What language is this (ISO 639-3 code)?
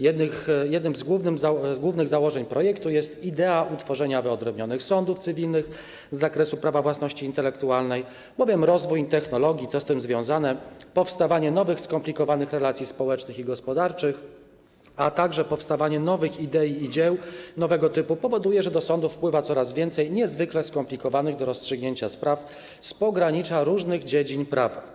pol